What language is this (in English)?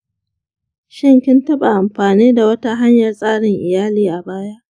Hausa